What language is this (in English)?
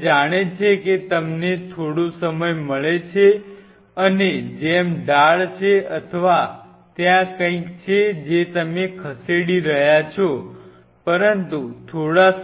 Gujarati